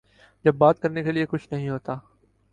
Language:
Urdu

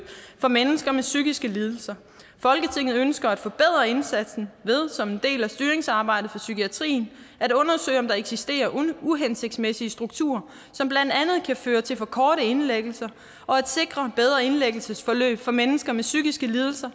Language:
Danish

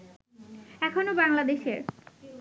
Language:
Bangla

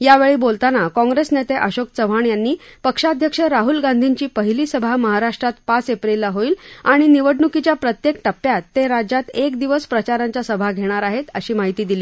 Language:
Marathi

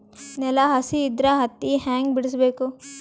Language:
Kannada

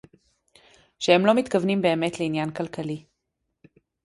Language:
Hebrew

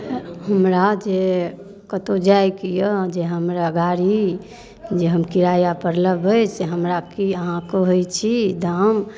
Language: Maithili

